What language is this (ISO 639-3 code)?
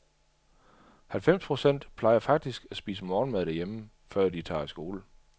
dan